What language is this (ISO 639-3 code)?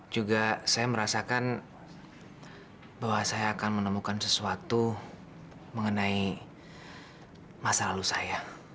ind